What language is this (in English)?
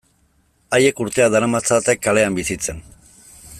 Basque